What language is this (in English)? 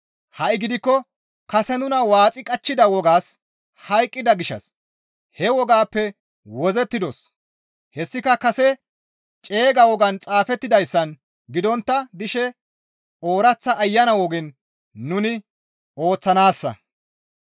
Gamo